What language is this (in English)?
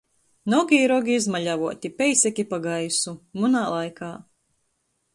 Latgalian